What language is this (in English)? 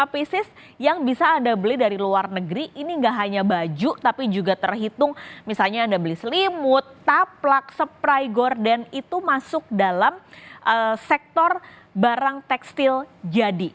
Indonesian